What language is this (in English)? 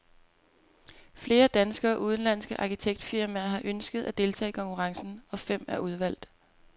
Danish